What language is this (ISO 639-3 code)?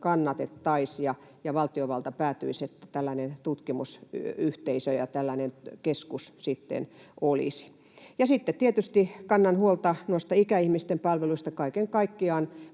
fin